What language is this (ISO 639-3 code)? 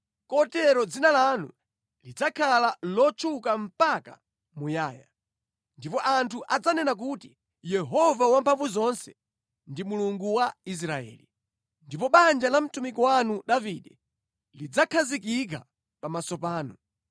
nya